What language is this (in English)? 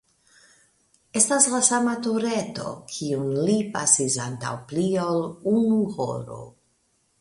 Esperanto